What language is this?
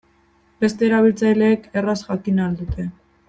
Basque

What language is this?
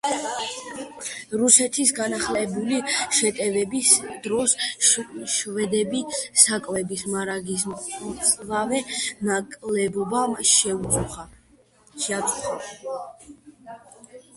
Georgian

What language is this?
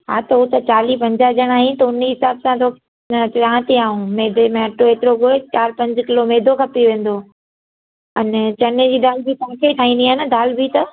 Sindhi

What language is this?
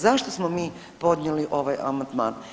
Croatian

